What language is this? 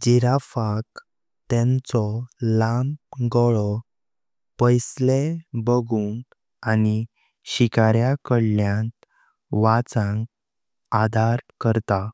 Konkani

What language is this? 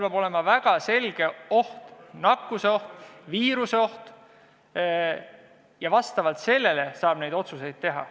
Estonian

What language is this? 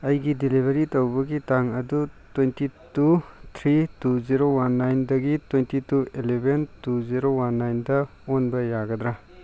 Manipuri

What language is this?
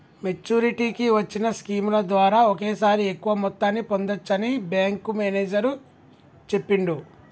Telugu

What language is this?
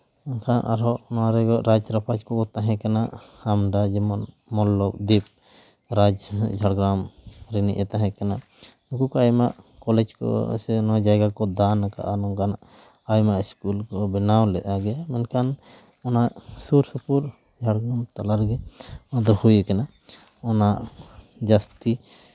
Santali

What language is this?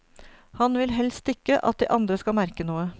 Norwegian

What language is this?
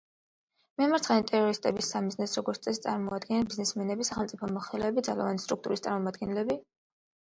Georgian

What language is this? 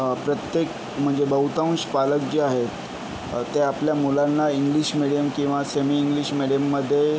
Marathi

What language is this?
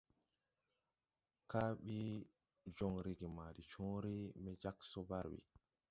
Tupuri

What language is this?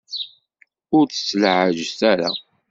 Kabyle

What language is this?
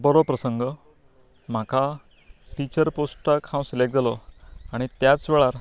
Konkani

